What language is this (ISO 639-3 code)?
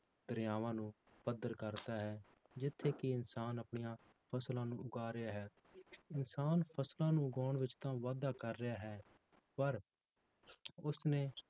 pan